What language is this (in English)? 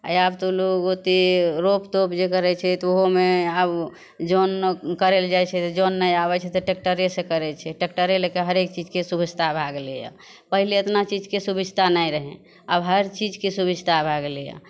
Maithili